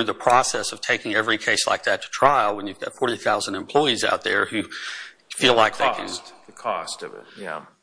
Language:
English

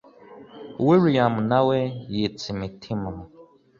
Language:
Kinyarwanda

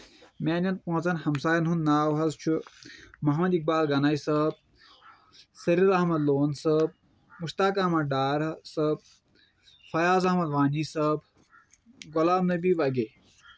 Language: Kashmiri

